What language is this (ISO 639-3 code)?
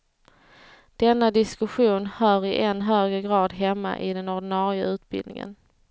swe